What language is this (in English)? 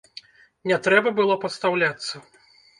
Belarusian